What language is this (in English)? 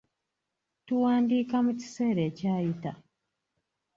Ganda